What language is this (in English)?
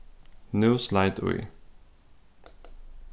Faroese